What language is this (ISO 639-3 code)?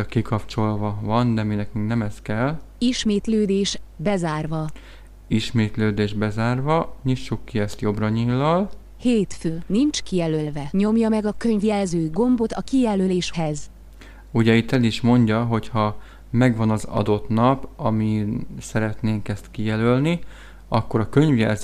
hun